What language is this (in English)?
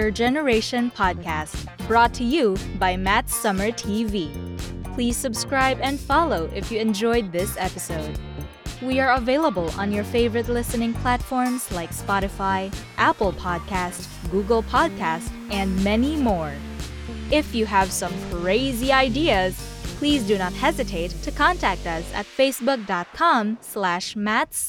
Filipino